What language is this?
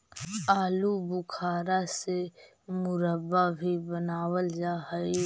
Magahi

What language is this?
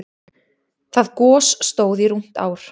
Icelandic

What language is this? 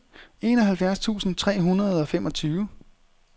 Danish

